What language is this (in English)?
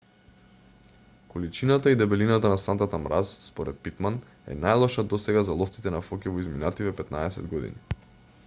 Macedonian